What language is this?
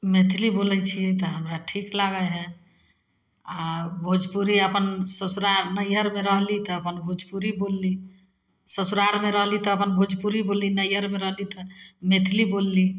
Maithili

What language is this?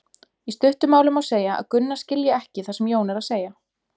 Icelandic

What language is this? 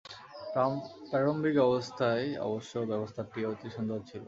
Bangla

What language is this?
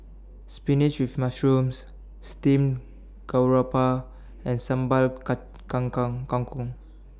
English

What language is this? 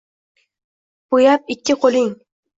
Uzbek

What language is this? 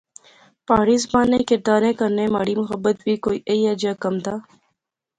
Pahari-Potwari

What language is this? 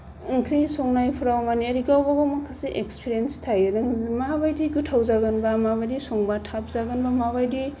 Bodo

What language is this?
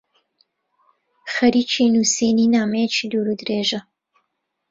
Central Kurdish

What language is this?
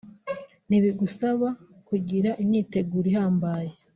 Kinyarwanda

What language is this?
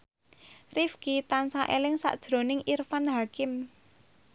Javanese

